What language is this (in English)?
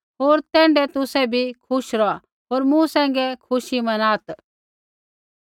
Kullu Pahari